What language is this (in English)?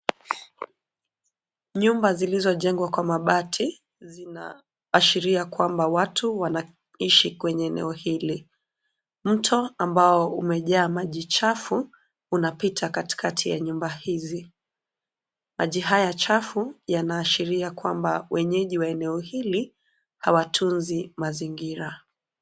Swahili